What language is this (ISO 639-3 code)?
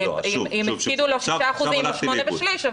heb